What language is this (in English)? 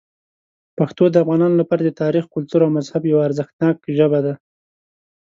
Pashto